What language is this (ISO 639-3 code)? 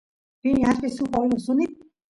qus